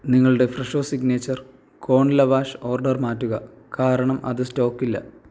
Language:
Malayalam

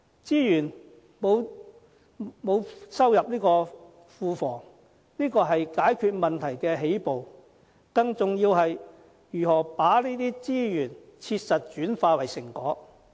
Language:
Cantonese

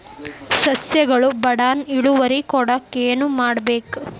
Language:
Kannada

